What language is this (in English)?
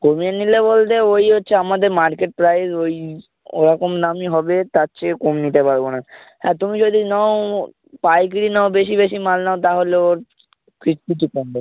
Bangla